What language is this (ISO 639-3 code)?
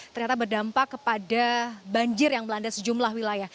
ind